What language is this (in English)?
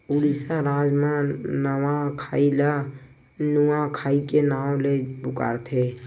Chhattisgarhi